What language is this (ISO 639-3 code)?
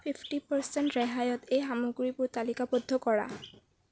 asm